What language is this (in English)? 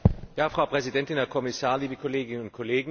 German